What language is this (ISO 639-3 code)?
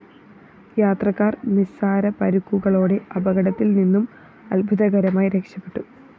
mal